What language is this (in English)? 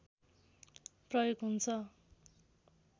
Nepali